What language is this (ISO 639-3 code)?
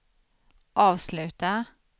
swe